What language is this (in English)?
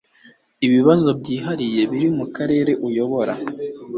Kinyarwanda